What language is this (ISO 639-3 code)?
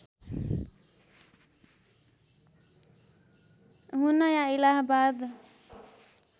nep